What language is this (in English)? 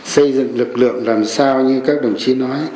Vietnamese